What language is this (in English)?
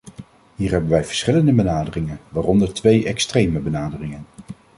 Dutch